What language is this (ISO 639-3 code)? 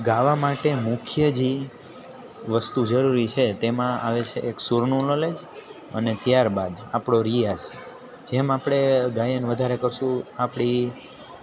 guj